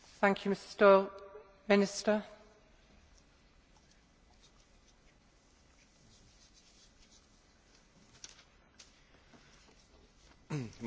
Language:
Czech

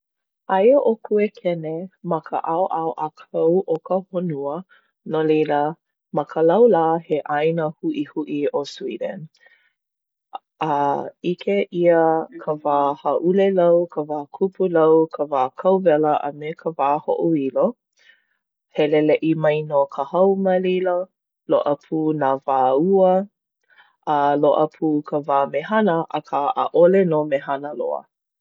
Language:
Hawaiian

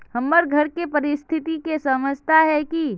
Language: Magahi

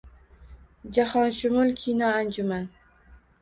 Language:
Uzbek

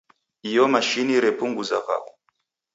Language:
Taita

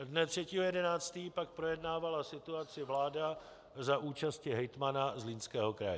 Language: Czech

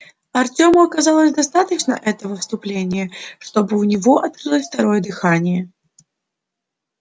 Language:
Russian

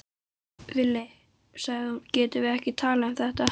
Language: Icelandic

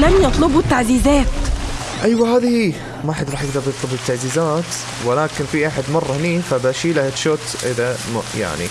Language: Arabic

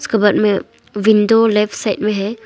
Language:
Hindi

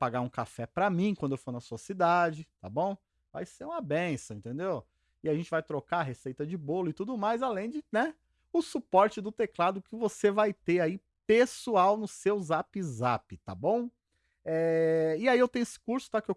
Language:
Portuguese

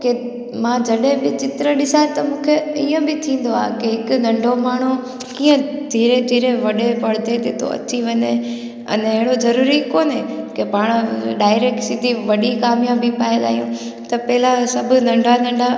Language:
Sindhi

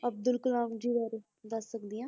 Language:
Punjabi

